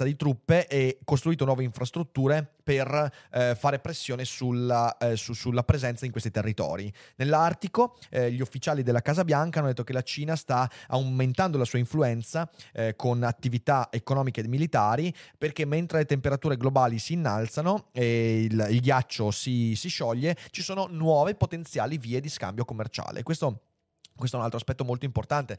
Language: Italian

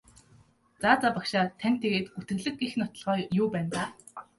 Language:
Mongolian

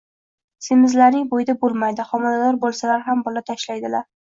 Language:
Uzbek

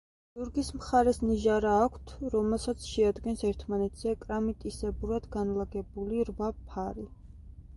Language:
Georgian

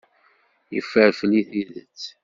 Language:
Kabyle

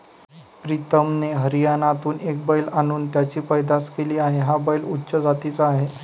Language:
Marathi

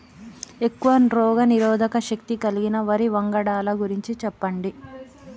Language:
Telugu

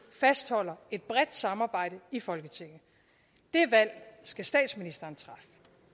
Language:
Danish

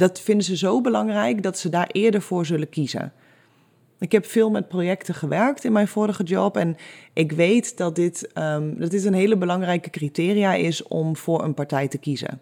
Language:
Dutch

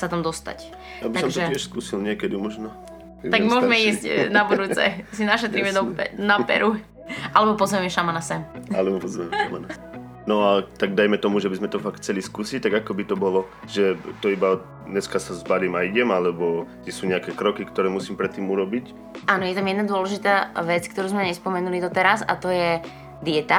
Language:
Slovak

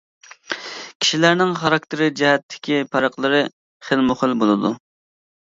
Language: Uyghur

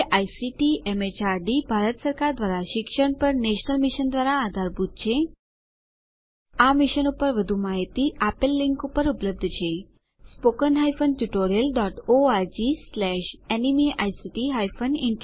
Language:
Gujarati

